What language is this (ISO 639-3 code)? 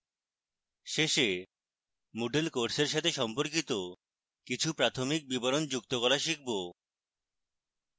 ben